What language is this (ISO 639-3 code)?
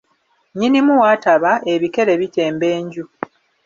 lug